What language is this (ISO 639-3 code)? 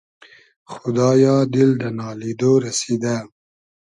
haz